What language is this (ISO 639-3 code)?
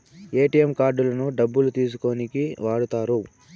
tel